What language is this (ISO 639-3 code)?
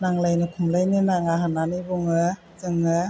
brx